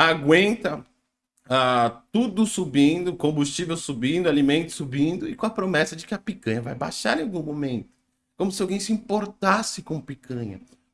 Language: Portuguese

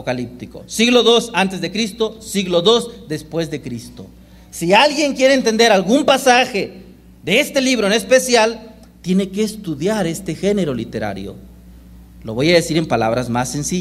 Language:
Spanish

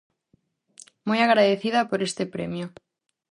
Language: Galician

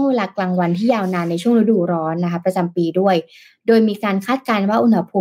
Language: Thai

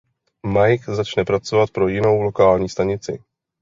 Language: Czech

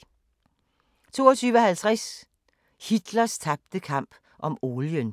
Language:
Danish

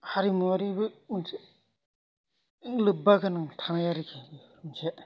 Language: Bodo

